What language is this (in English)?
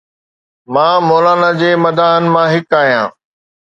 Sindhi